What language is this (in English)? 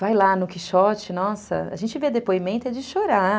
Portuguese